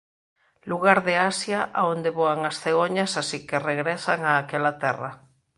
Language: Galician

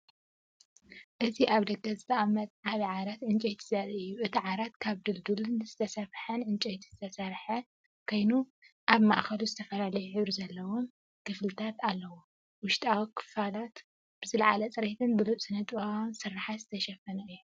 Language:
Tigrinya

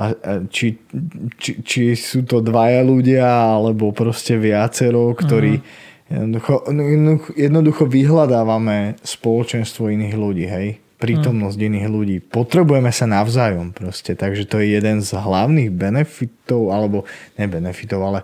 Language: Slovak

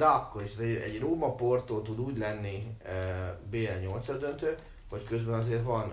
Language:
Hungarian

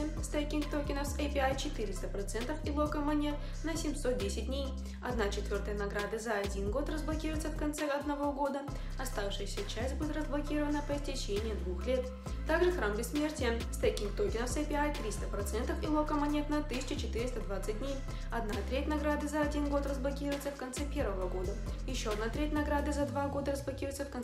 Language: Russian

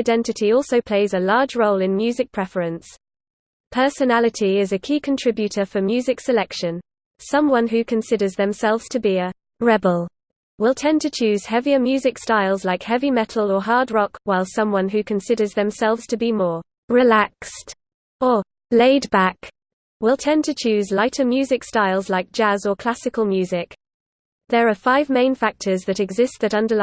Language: English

